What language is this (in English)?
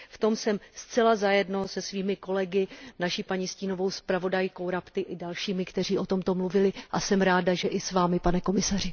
Czech